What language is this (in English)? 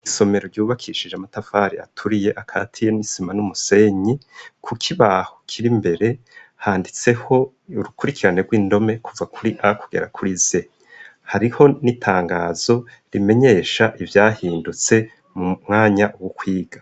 Rundi